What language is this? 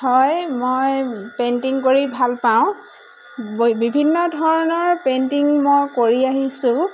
Assamese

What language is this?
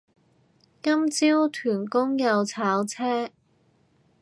Cantonese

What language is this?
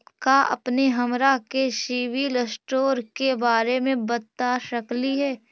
Magahi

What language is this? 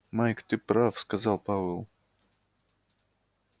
Russian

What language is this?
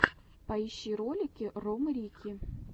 Russian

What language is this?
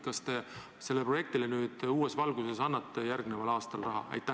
Estonian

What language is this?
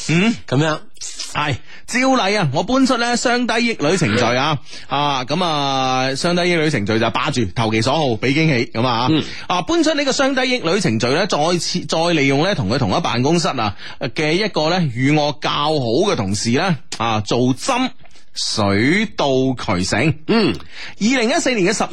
Chinese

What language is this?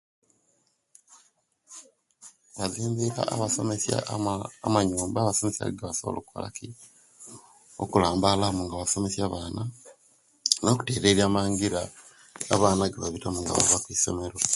Kenyi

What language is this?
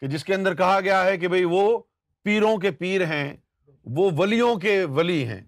Urdu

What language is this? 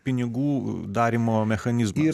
Lithuanian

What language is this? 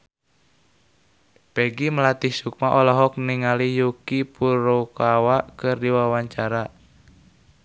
Sundanese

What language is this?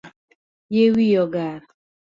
Luo (Kenya and Tanzania)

